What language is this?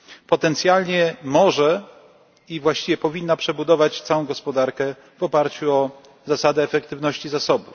Polish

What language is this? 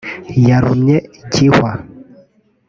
Kinyarwanda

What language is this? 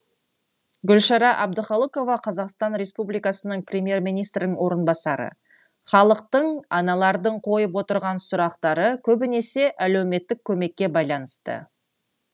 Kazakh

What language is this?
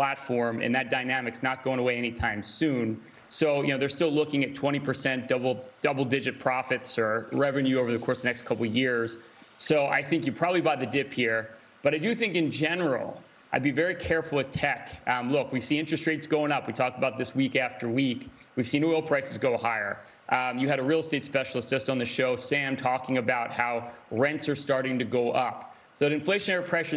English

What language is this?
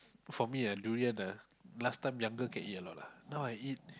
English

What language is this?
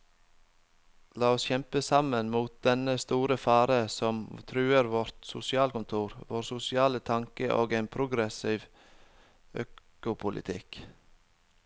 Norwegian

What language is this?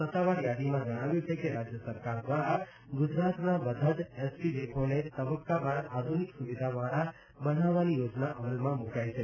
Gujarati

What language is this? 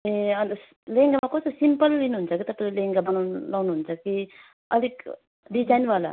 Nepali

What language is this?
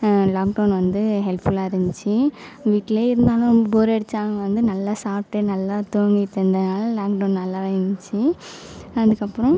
Tamil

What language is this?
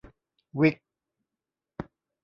Thai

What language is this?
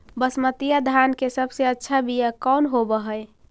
Magahi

